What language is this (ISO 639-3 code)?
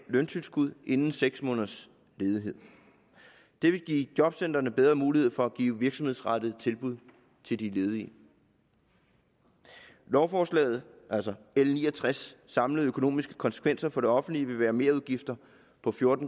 dan